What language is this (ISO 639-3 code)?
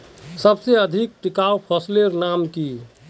mag